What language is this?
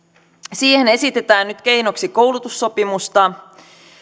Finnish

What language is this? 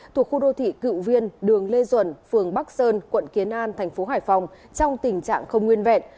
Vietnamese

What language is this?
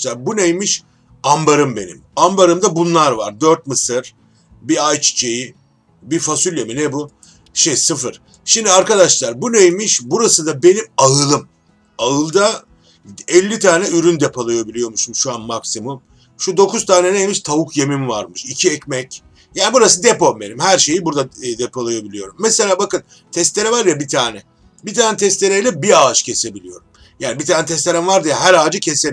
Turkish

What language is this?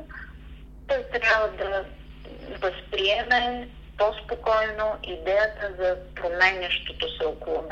Bulgarian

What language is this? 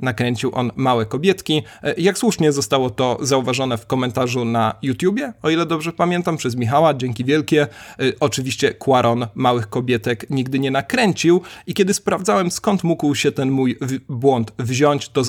Polish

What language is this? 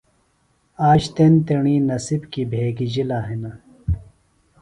Phalura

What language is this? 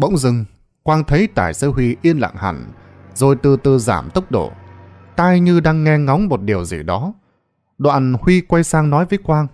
Vietnamese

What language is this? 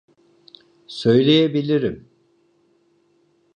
Turkish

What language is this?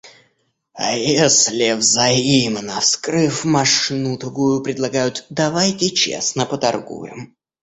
Russian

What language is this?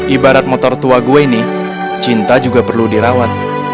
Indonesian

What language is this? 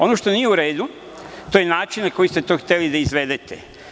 Serbian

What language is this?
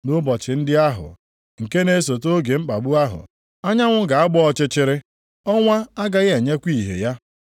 Igbo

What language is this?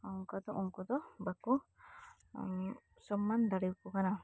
Santali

